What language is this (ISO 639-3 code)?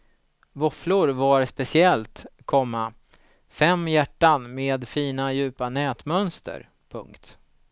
swe